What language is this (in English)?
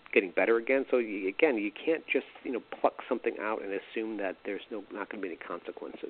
English